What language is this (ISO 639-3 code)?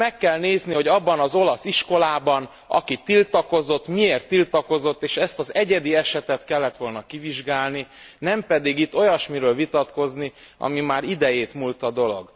hun